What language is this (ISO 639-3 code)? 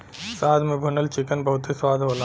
bho